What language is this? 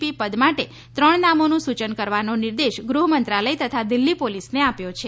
Gujarati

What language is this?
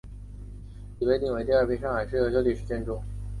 Chinese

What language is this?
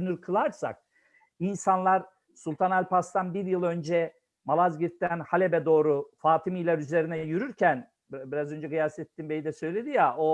Turkish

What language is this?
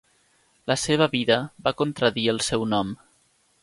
Catalan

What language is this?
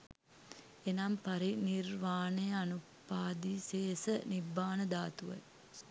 Sinhala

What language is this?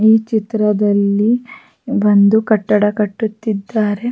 Kannada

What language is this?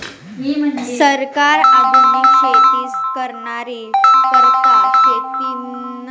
Marathi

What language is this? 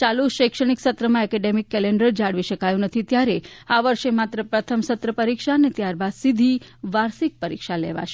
Gujarati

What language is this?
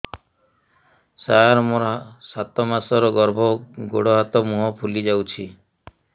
Odia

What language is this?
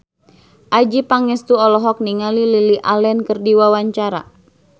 Sundanese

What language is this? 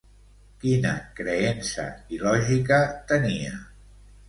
Catalan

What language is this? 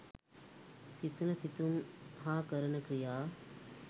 Sinhala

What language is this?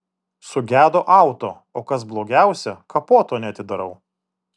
Lithuanian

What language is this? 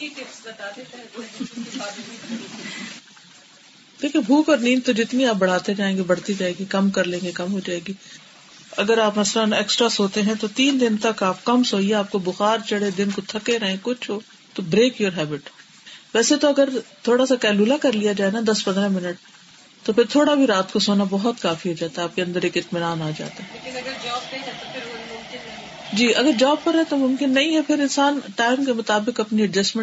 Urdu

